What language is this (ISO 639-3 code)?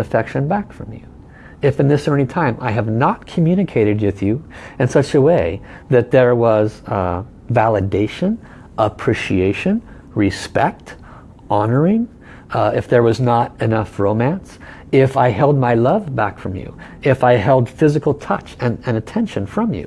eng